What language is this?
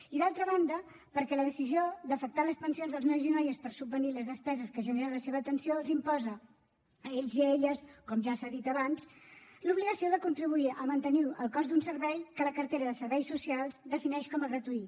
Catalan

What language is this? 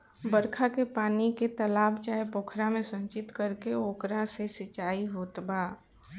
Bhojpuri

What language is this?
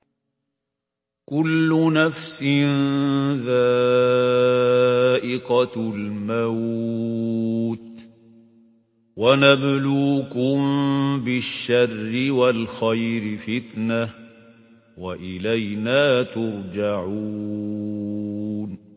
Arabic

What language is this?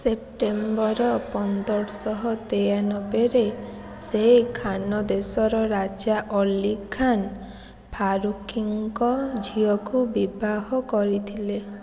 Odia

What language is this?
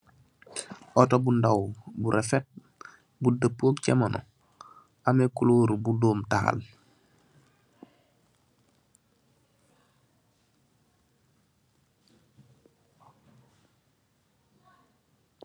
Wolof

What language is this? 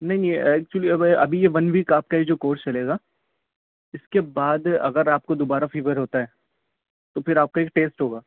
Urdu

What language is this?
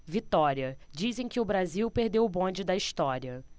Portuguese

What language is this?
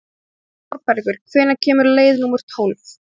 Icelandic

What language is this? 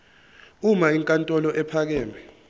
Zulu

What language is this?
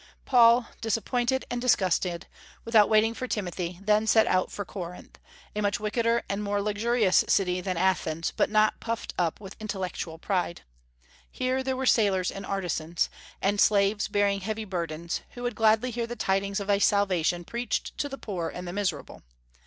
English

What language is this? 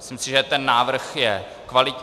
Czech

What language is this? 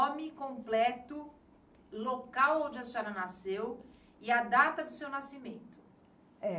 Portuguese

